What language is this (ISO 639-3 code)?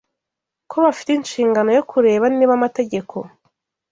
kin